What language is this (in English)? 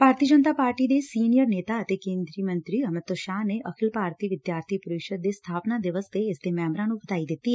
Punjabi